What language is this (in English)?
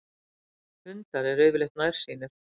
Icelandic